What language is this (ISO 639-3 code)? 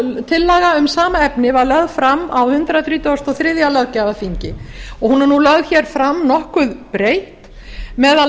isl